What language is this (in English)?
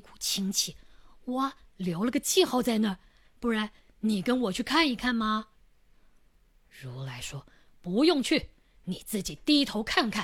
Chinese